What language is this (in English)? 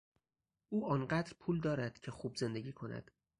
Persian